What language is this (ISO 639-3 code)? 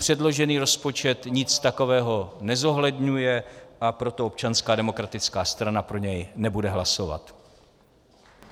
ces